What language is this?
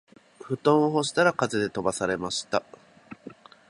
Japanese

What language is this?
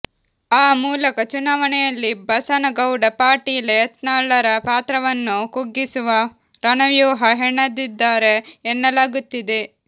Kannada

